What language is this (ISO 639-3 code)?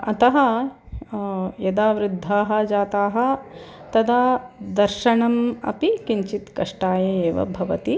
san